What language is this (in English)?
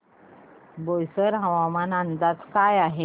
Marathi